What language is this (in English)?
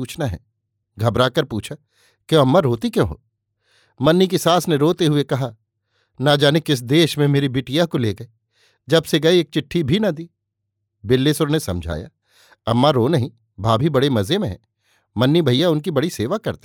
Hindi